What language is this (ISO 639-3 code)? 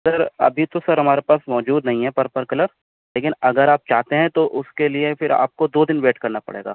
urd